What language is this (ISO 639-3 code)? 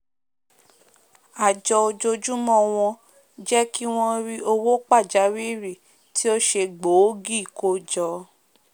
yor